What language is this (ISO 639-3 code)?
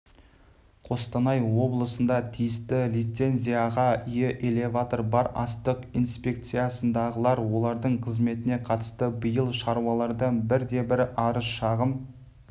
kaz